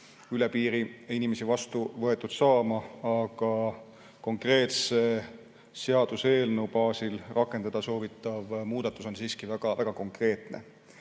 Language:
Estonian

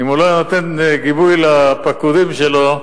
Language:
Hebrew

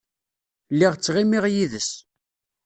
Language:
Kabyle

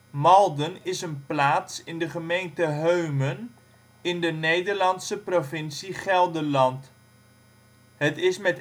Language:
Dutch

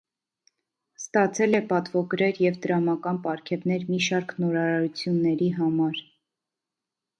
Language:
Armenian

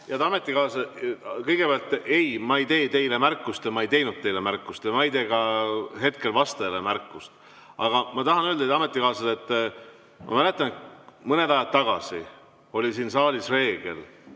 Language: Estonian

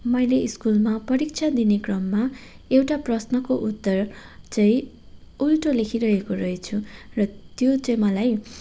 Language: Nepali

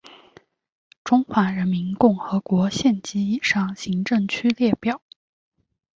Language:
Chinese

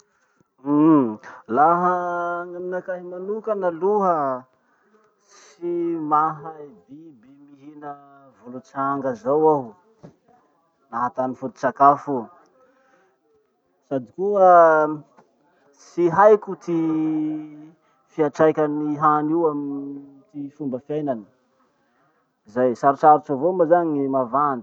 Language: Masikoro Malagasy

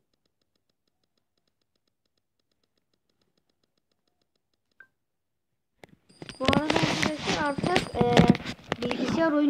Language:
Turkish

